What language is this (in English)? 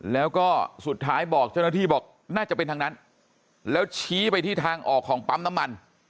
Thai